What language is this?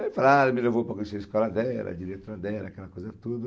Portuguese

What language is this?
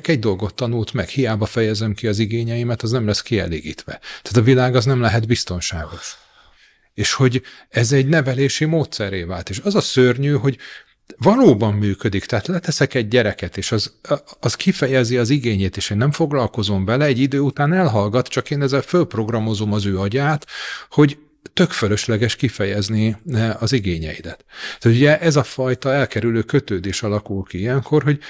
Hungarian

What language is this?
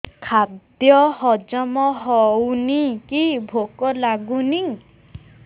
Odia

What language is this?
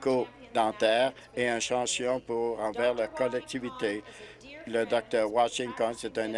French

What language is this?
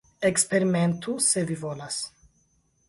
Esperanto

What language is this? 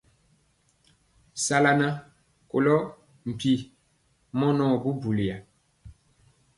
Mpiemo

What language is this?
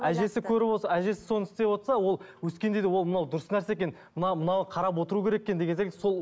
Kazakh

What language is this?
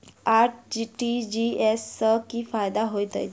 Maithili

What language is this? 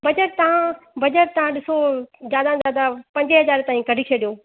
Sindhi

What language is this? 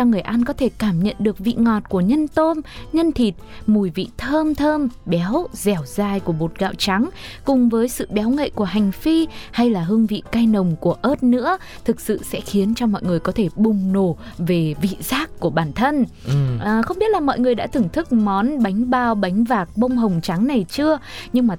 Vietnamese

